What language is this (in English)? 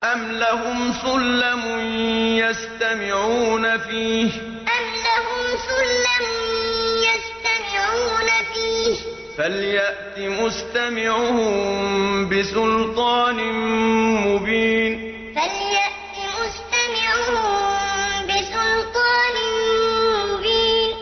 Arabic